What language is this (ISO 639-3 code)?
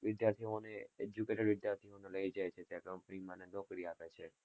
guj